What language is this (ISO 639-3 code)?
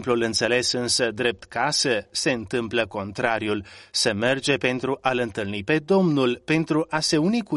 ron